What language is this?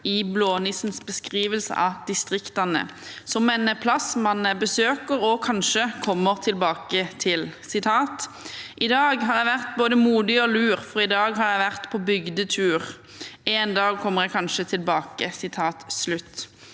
Norwegian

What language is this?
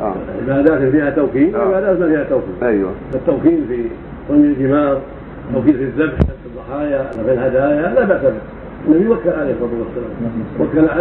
Arabic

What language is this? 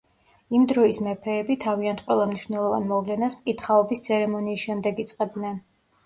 Georgian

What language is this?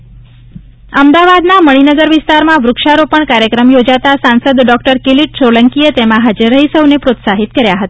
Gujarati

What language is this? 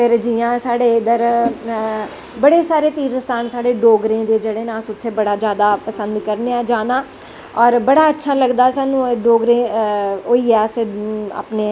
Dogri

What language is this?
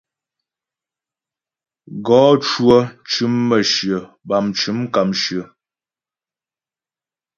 Ghomala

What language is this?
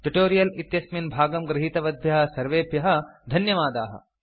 Sanskrit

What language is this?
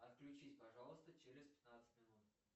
Russian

